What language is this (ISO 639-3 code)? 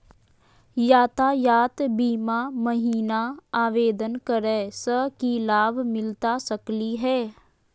mag